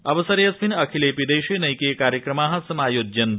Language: Sanskrit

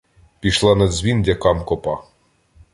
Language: Ukrainian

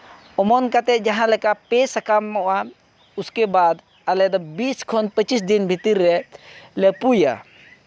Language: Santali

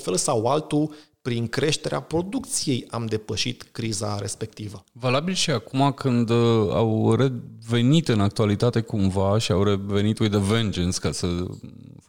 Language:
Romanian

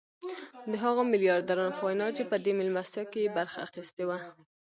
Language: Pashto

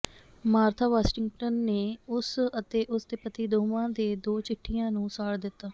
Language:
Punjabi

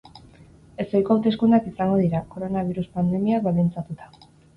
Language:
Basque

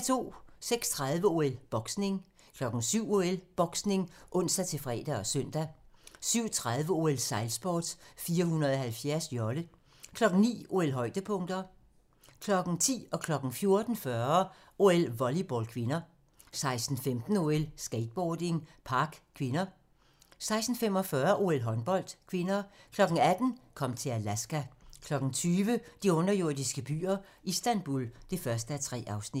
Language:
Danish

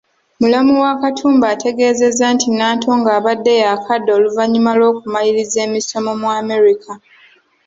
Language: Ganda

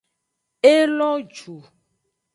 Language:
Aja (Benin)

